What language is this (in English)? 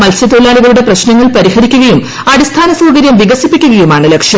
Malayalam